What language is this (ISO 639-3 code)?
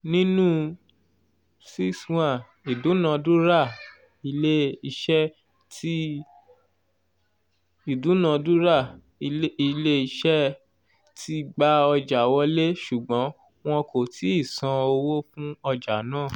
yor